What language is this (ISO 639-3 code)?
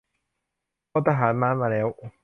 tha